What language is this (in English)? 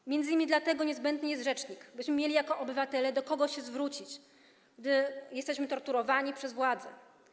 Polish